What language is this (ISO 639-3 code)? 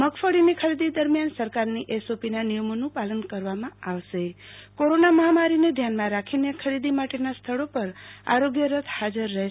guj